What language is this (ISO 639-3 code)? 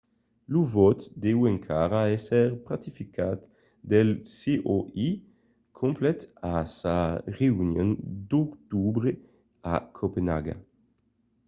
oci